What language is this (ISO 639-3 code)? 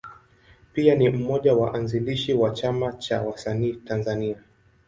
swa